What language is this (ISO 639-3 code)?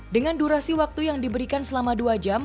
ind